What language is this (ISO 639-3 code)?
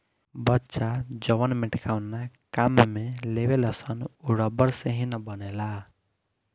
bho